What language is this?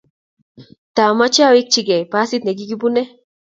Kalenjin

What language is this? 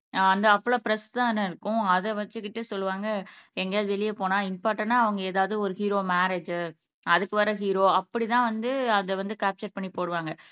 Tamil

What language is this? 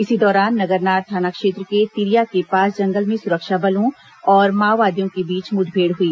Hindi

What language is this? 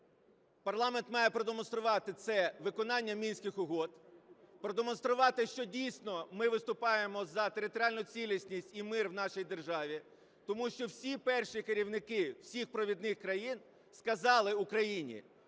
Ukrainian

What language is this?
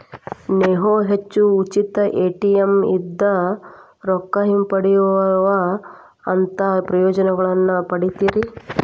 Kannada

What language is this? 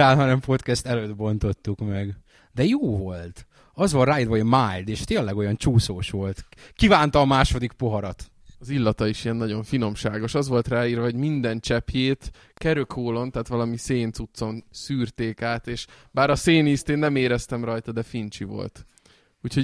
Hungarian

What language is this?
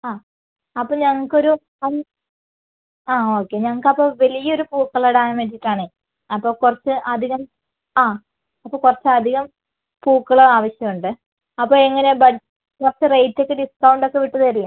Malayalam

